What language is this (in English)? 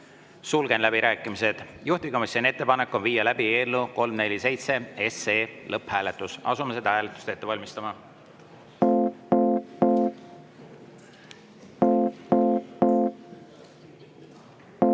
Estonian